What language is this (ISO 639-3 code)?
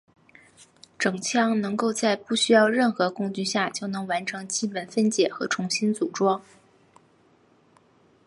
zho